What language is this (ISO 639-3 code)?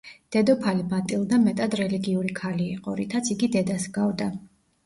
kat